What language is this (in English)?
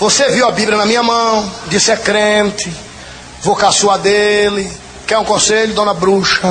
Portuguese